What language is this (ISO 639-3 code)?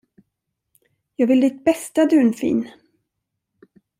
swe